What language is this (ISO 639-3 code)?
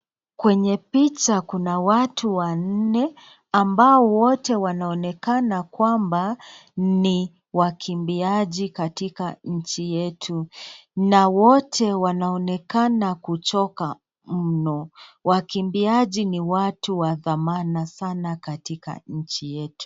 swa